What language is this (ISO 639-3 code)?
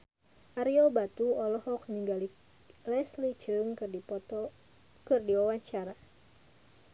sun